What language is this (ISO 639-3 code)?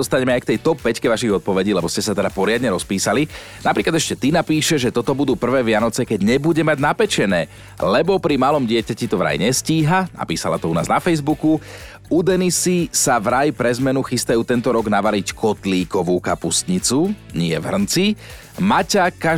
slk